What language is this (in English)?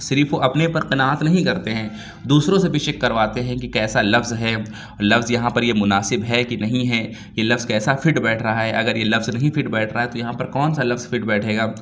Urdu